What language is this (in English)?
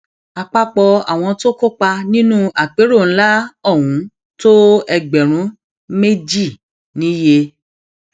Yoruba